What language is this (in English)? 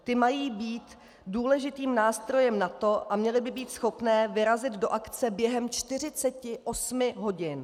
Czech